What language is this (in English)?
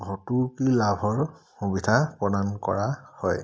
Assamese